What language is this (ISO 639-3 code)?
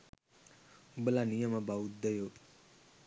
sin